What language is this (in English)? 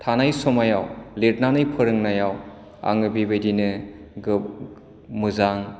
Bodo